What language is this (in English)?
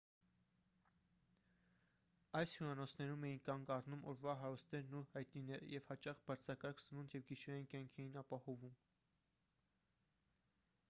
Armenian